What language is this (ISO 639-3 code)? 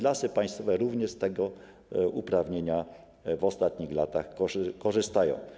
pol